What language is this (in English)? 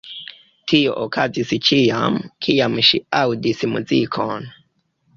Esperanto